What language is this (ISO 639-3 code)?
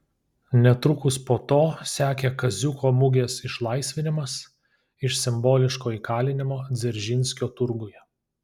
lit